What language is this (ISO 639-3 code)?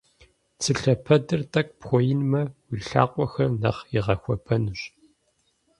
kbd